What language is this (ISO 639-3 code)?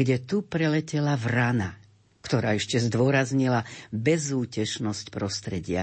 slk